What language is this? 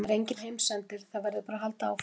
Icelandic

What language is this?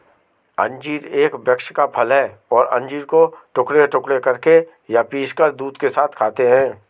Hindi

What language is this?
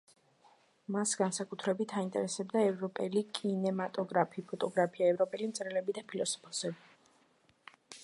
Georgian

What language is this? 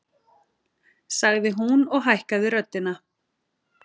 Icelandic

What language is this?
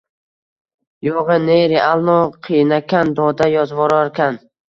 Uzbek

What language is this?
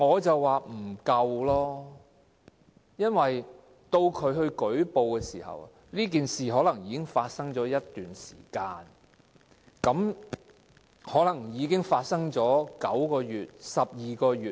Cantonese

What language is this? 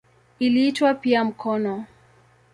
Swahili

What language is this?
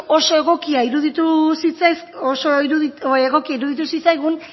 Basque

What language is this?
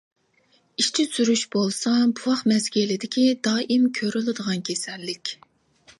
Uyghur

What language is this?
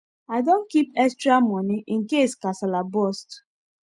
Nigerian Pidgin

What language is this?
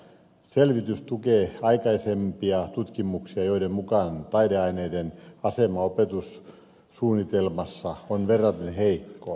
Finnish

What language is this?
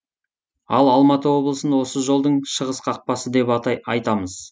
Kazakh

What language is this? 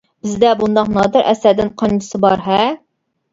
Uyghur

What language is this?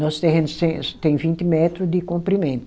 Portuguese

